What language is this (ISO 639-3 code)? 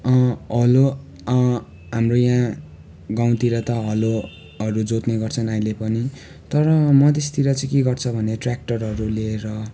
nep